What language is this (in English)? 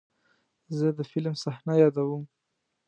Pashto